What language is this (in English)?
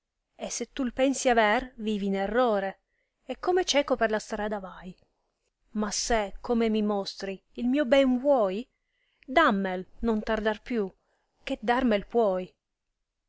Italian